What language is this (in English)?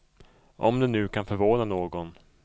Swedish